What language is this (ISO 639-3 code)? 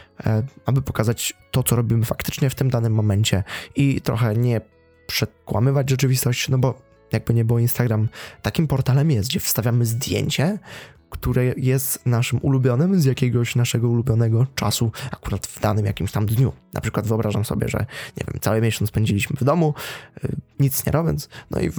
pol